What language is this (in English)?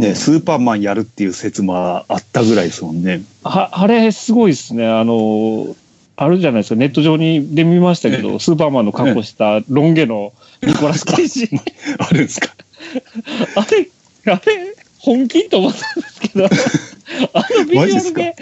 Japanese